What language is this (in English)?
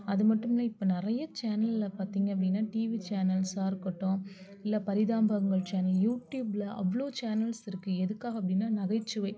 Tamil